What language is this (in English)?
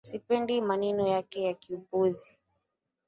Swahili